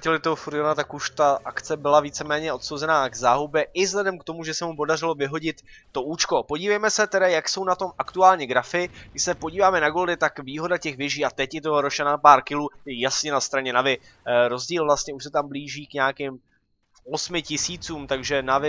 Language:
Czech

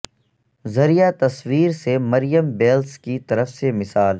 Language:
Urdu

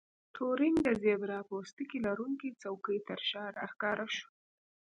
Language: Pashto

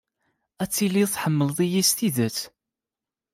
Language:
Kabyle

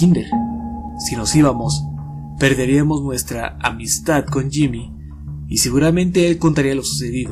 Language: Spanish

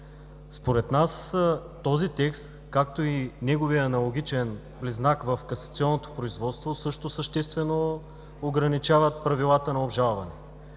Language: Bulgarian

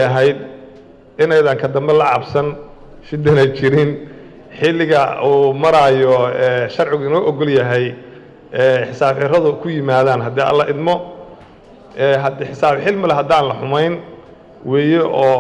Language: Arabic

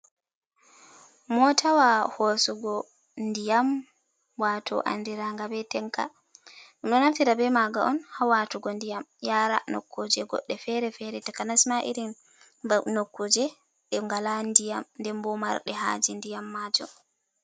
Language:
Fula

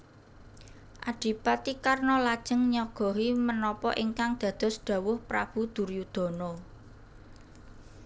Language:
Javanese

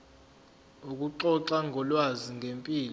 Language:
Zulu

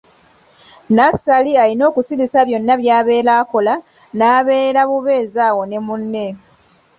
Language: Ganda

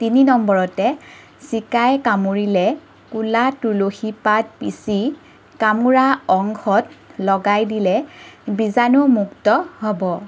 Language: Assamese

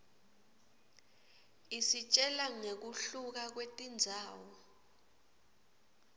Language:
Swati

